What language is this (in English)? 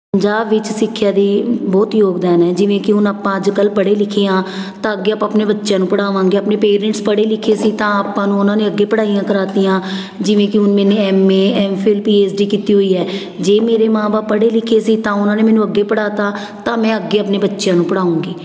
Punjabi